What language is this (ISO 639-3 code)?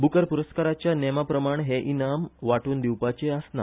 kok